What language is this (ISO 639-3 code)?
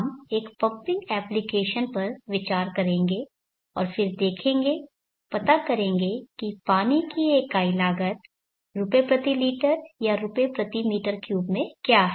hin